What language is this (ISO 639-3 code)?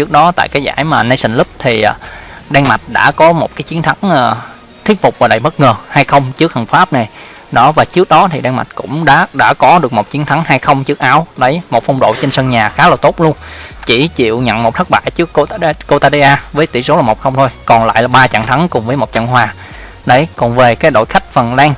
vie